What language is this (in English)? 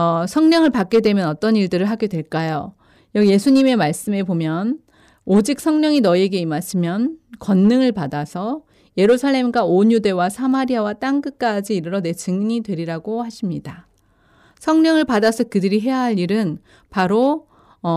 Korean